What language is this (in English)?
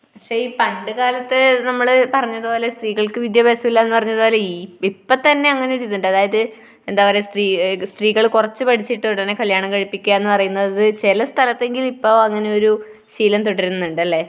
Malayalam